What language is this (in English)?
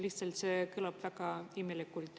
Estonian